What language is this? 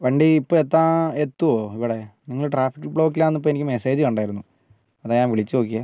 Malayalam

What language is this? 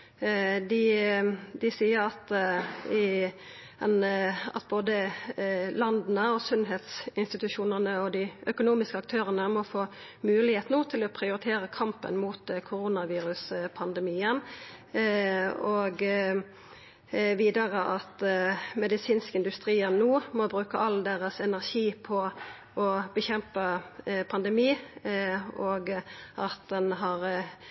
Norwegian Nynorsk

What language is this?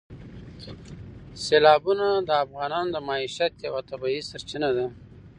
Pashto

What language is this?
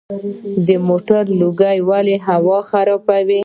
Pashto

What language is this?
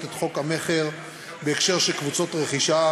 Hebrew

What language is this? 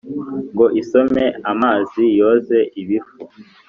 Kinyarwanda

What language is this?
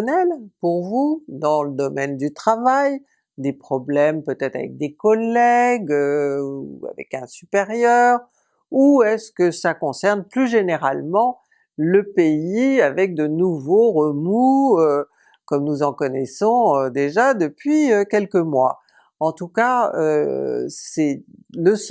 French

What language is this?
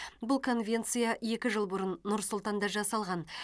Kazakh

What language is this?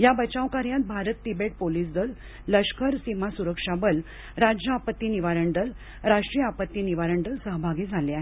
Marathi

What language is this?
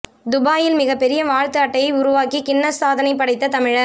Tamil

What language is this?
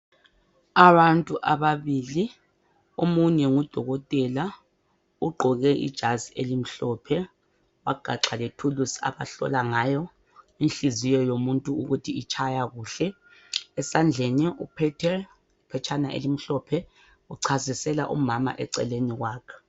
North Ndebele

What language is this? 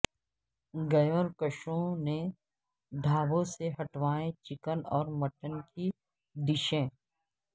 Urdu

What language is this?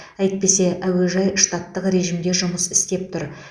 Kazakh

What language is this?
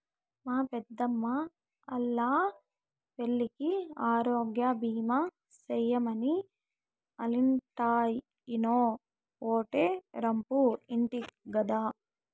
Telugu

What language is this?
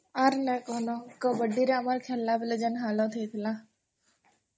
Odia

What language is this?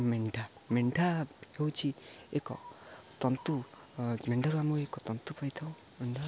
Odia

